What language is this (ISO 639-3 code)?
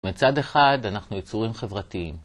heb